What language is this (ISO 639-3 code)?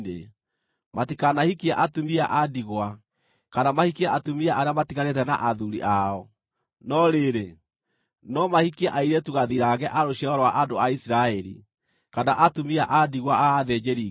kik